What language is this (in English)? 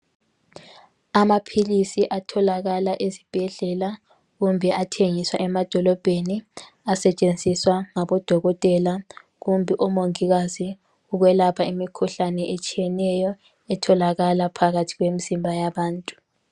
North Ndebele